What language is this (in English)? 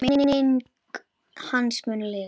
Icelandic